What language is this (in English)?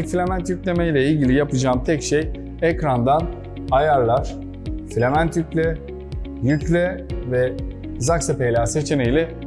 Turkish